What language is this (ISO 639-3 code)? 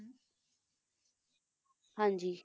pan